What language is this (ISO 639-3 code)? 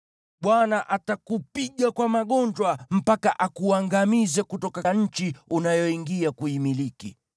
swa